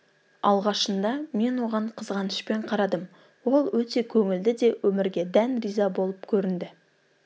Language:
Kazakh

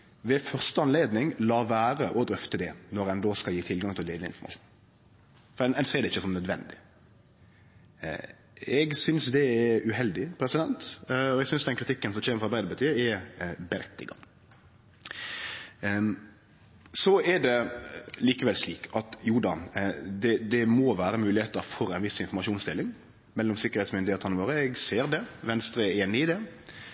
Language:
Norwegian Nynorsk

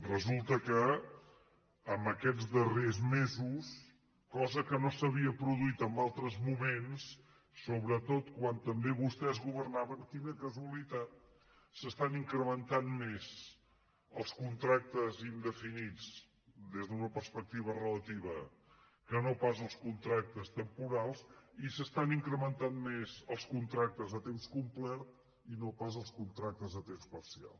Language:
Catalan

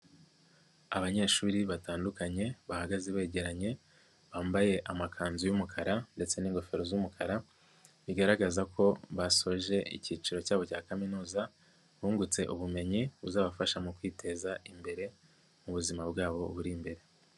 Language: Kinyarwanda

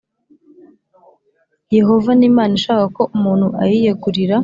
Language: Kinyarwanda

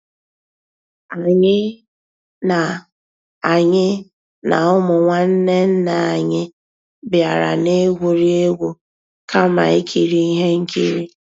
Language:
Igbo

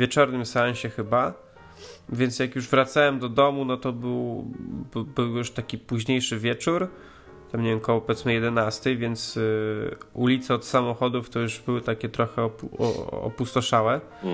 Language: Polish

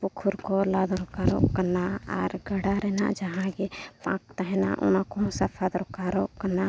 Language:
Santali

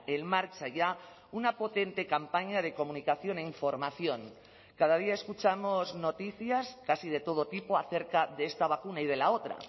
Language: Spanish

